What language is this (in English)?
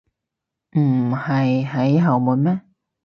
Cantonese